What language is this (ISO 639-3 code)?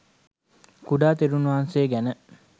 sin